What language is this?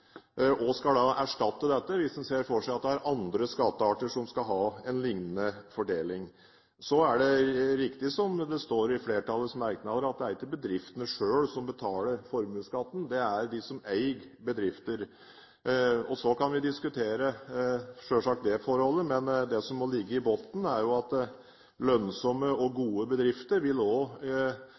Norwegian Bokmål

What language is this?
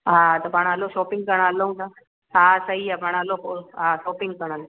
Sindhi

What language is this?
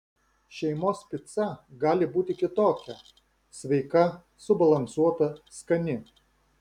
Lithuanian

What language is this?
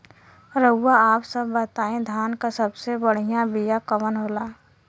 Bhojpuri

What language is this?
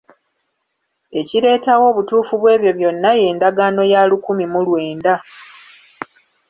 Ganda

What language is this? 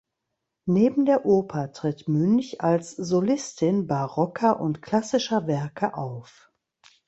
German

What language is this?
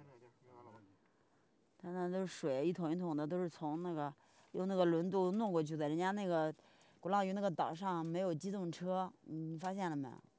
Chinese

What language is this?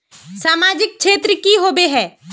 Magahi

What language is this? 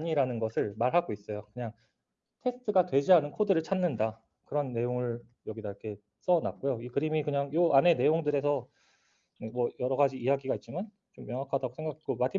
Korean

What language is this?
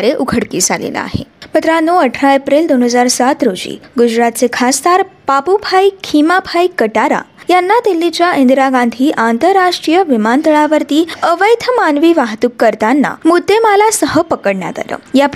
Marathi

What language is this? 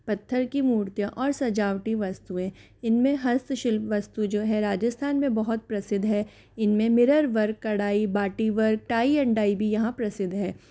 Hindi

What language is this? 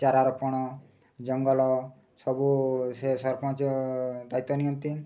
Odia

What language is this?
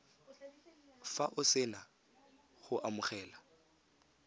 Tswana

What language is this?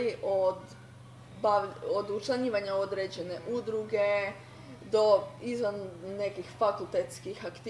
Croatian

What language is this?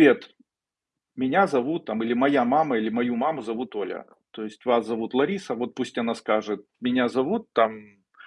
Russian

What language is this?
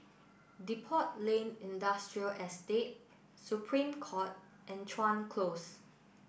English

